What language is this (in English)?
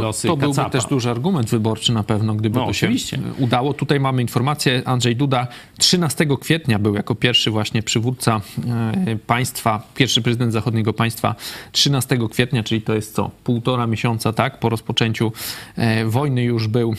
Polish